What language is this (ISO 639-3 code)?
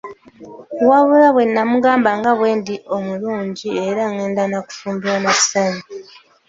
lug